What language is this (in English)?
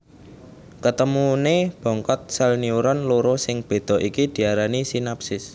Javanese